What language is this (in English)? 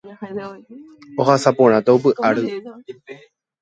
Guarani